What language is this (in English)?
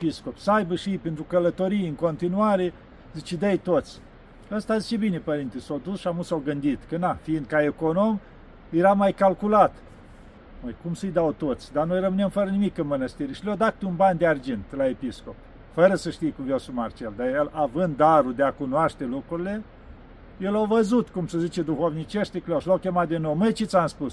Romanian